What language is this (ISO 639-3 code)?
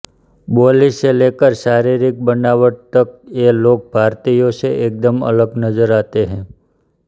hin